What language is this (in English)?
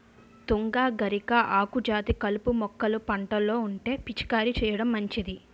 Telugu